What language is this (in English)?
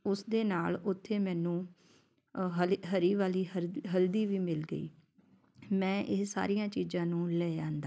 Punjabi